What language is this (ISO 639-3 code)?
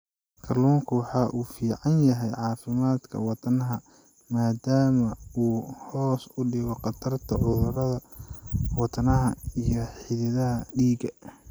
som